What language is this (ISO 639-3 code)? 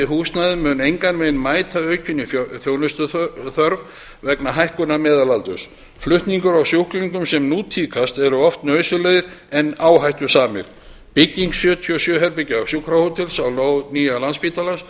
isl